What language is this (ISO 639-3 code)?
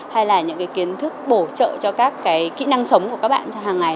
vie